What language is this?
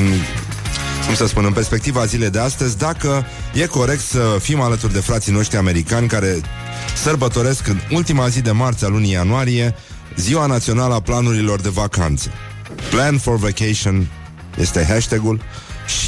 Romanian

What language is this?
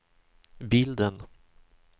Swedish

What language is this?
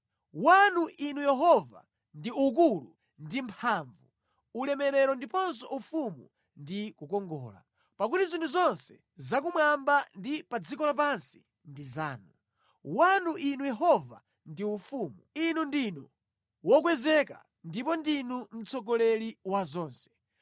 Nyanja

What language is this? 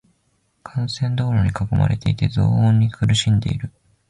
Japanese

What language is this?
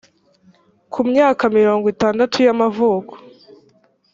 Kinyarwanda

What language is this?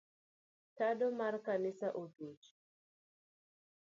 Luo (Kenya and Tanzania)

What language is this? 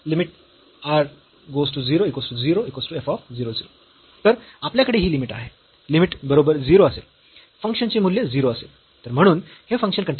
Marathi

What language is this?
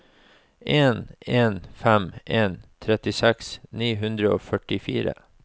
Norwegian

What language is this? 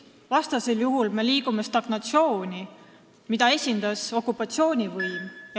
Estonian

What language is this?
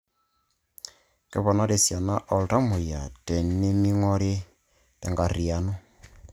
Masai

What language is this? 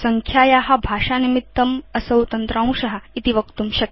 Sanskrit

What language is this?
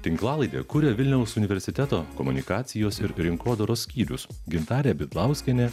Lithuanian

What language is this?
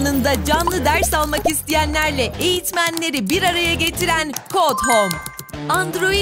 Turkish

